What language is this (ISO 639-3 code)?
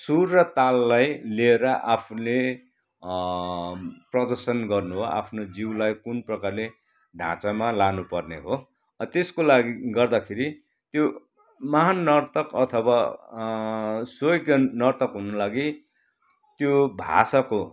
nep